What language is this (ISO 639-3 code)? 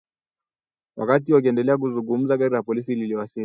swa